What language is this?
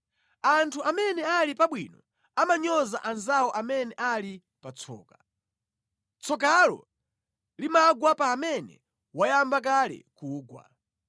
Nyanja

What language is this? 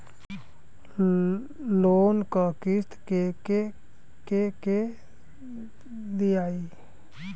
Bhojpuri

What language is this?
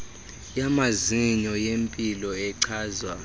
Xhosa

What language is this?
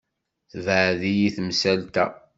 Kabyle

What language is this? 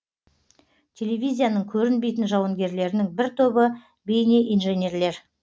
Kazakh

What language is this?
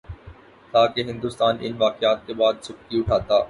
Urdu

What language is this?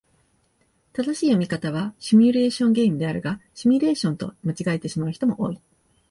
Japanese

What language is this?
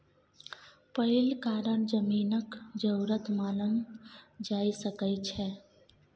Maithili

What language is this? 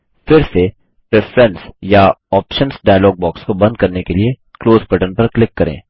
Hindi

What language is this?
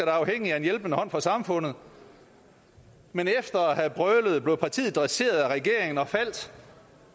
Danish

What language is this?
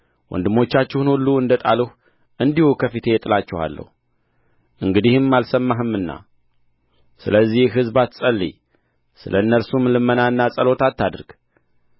Amharic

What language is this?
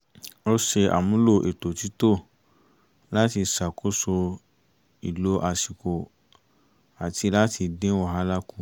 Yoruba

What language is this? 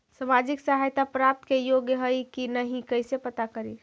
Magahi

